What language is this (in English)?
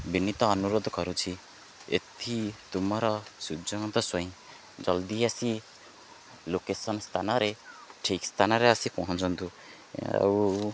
Odia